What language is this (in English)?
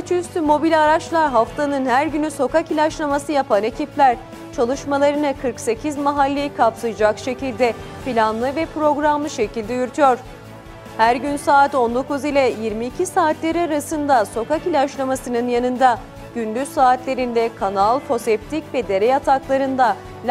Turkish